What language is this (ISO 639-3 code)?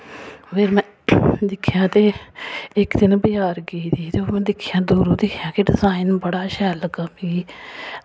doi